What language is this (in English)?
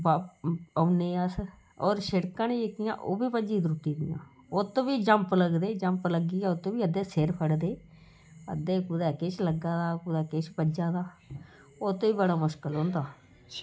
Dogri